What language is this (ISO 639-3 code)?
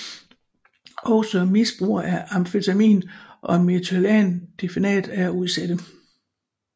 dan